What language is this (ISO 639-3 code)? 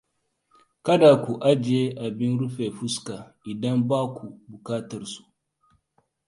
hau